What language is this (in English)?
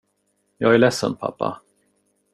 Swedish